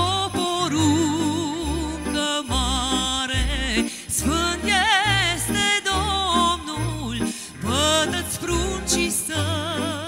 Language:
Romanian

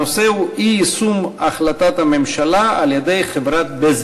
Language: Hebrew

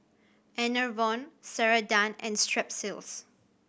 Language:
English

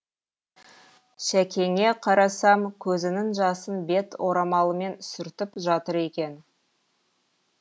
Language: Kazakh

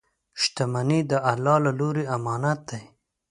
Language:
Pashto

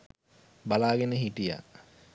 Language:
Sinhala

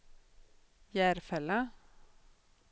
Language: Swedish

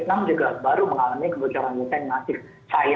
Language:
Indonesian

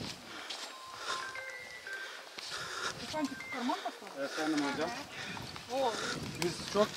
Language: Turkish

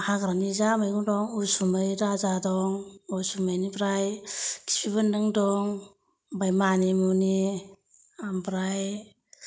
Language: Bodo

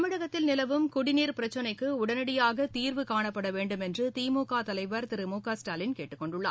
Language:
Tamil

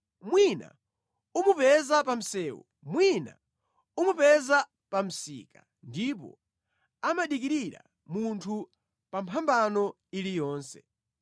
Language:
Nyanja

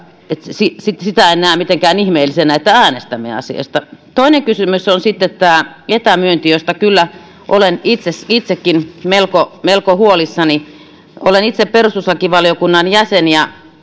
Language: Finnish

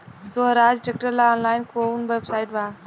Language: Bhojpuri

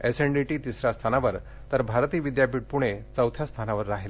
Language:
Marathi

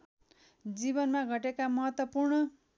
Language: Nepali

